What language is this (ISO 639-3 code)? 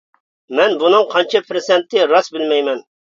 uig